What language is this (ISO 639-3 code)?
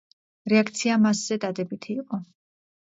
kat